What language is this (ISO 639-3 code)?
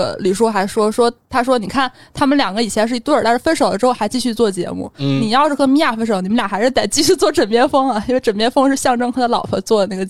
zho